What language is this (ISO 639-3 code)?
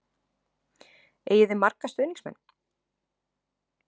isl